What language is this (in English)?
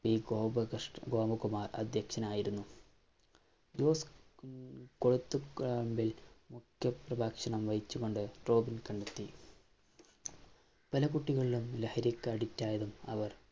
Malayalam